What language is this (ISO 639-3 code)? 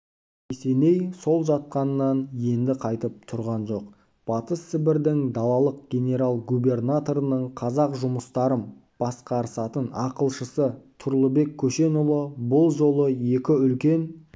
kaz